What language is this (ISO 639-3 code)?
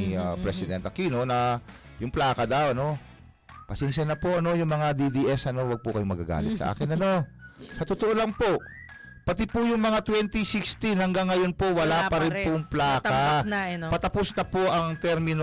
fil